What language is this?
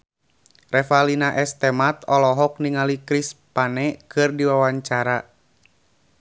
Sundanese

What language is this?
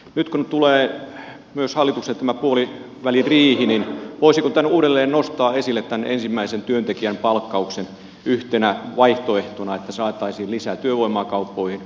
Finnish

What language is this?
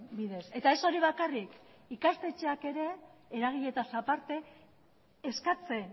Basque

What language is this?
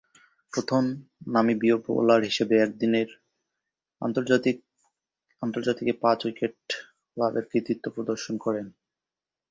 Bangla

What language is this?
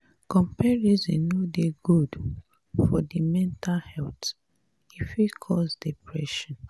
Nigerian Pidgin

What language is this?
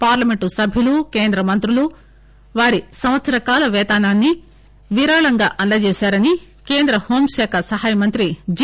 Telugu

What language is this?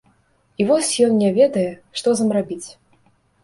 Belarusian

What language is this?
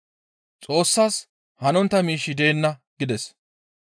Gamo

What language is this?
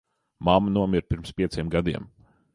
Latvian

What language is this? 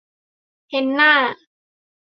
Thai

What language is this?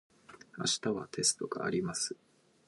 Japanese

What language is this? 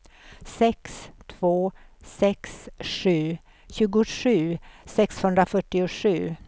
Swedish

